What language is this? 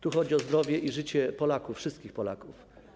Polish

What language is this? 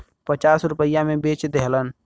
Bhojpuri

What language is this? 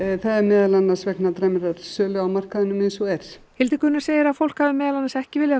Icelandic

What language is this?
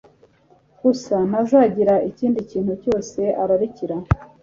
Kinyarwanda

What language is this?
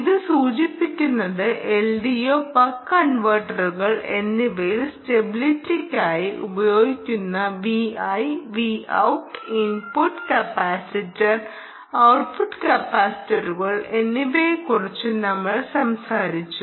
Malayalam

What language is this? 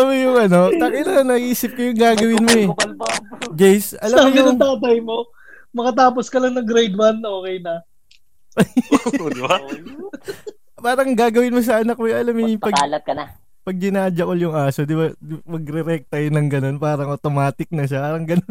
Filipino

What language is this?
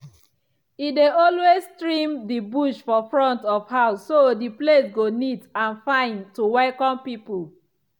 Nigerian Pidgin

